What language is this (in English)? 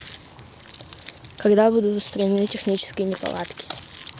Russian